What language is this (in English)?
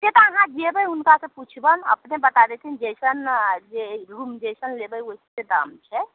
Maithili